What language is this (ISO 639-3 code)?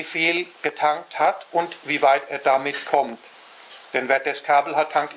deu